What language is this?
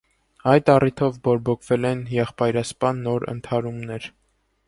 Armenian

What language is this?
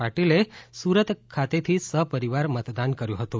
Gujarati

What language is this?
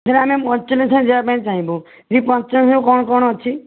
Odia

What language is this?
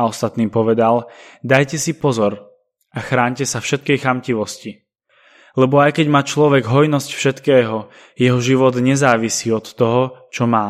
Slovak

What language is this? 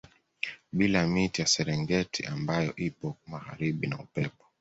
Swahili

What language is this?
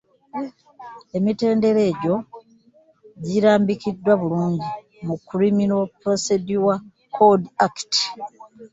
Ganda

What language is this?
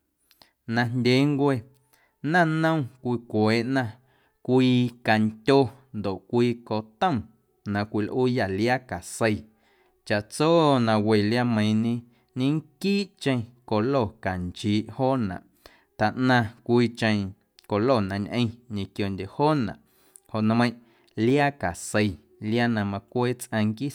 Guerrero Amuzgo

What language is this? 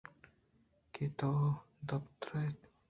Eastern Balochi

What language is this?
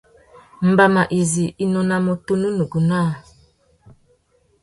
Tuki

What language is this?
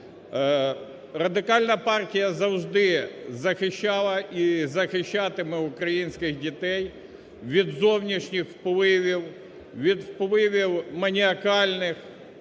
Ukrainian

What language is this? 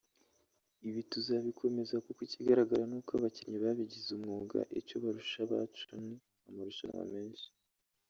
Kinyarwanda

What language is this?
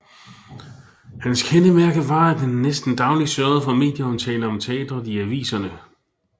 Danish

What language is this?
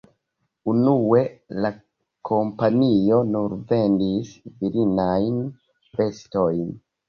Esperanto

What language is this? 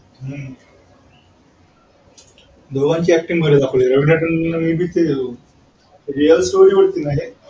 Marathi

